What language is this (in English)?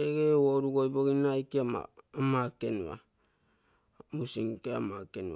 Terei